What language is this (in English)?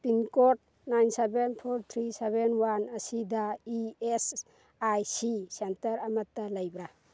Manipuri